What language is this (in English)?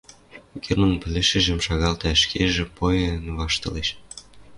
Western Mari